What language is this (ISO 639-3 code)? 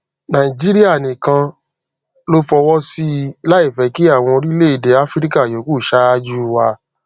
yor